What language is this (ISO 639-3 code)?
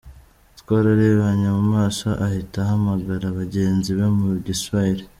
kin